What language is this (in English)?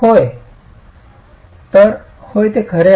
Marathi